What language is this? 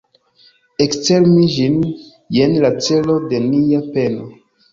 Esperanto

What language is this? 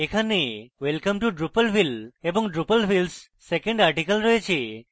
Bangla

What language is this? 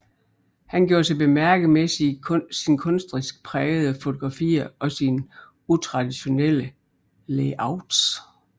Danish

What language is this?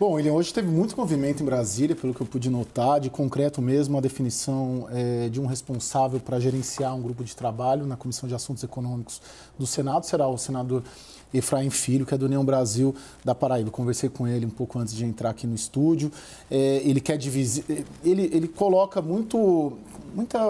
Portuguese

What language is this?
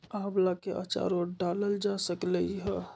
Magahi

